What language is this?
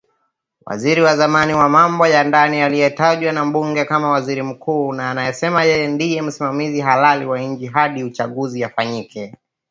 Swahili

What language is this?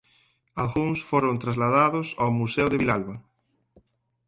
Galician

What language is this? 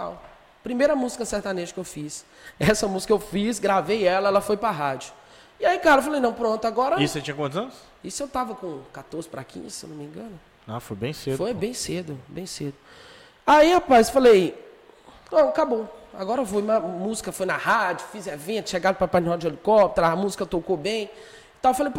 Portuguese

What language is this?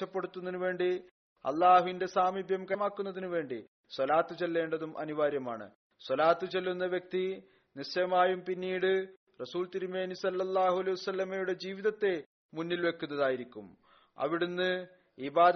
Malayalam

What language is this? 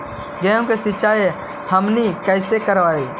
Magahi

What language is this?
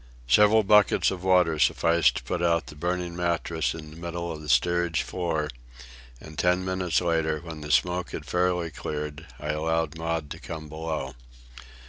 English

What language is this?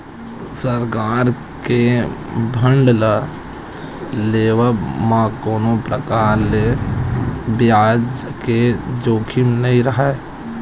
Chhattisgarhi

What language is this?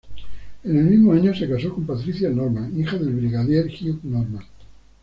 Spanish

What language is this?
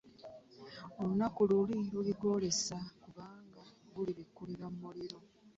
Ganda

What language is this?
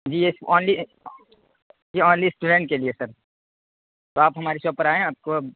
Urdu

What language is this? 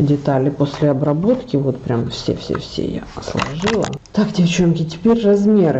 Russian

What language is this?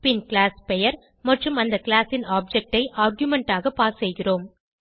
Tamil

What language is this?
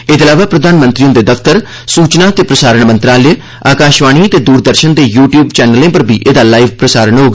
Dogri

